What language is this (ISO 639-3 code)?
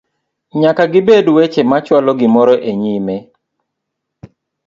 luo